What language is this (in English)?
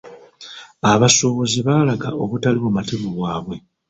Ganda